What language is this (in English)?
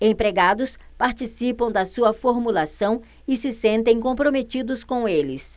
Portuguese